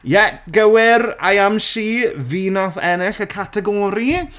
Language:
Welsh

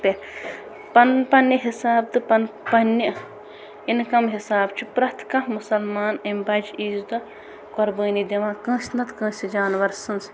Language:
Kashmiri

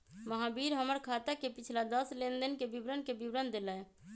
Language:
Magahi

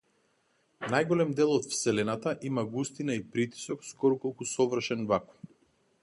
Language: Macedonian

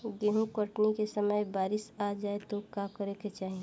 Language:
Bhojpuri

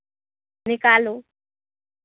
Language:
Maithili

